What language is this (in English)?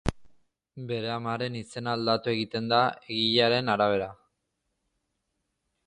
Basque